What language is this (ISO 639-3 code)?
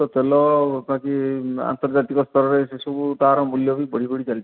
ori